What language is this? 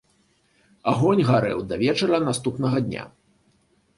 Belarusian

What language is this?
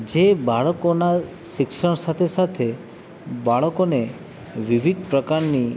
Gujarati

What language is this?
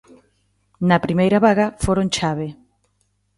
Galician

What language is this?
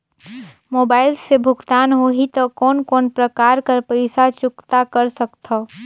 Chhattisgarhi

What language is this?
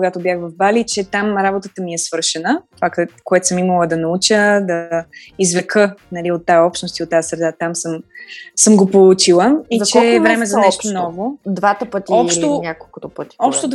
Bulgarian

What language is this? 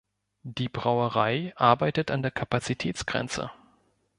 German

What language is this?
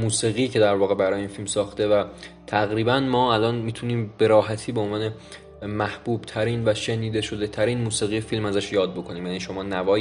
Persian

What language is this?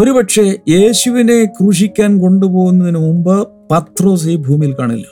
Malayalam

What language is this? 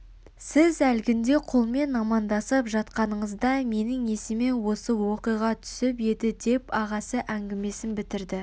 Kazakh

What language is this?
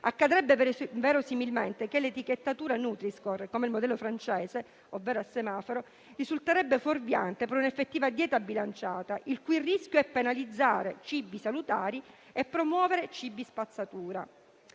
Italian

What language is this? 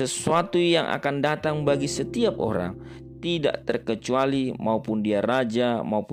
Indonesian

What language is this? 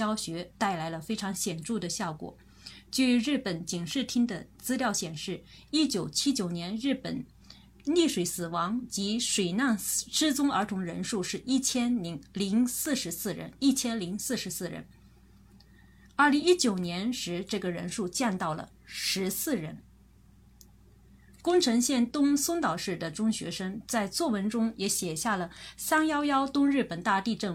Chinese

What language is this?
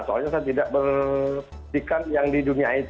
Indonesian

